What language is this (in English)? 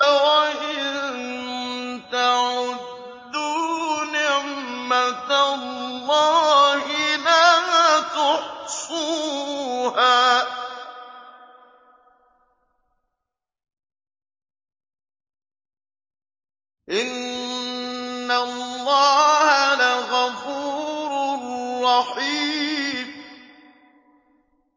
Arabic